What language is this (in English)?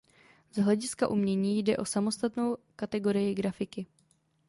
Czech